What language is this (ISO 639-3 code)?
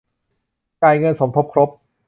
tha